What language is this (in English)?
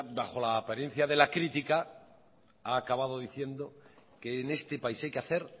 Spanish